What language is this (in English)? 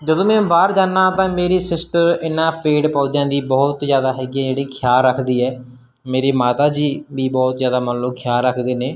Punjabi